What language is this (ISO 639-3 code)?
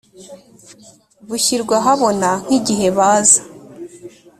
kin